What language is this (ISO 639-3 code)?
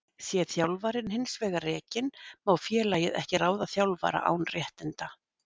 isl